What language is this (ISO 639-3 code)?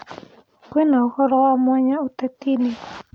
kik